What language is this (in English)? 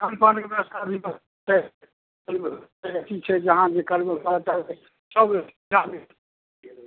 Maithili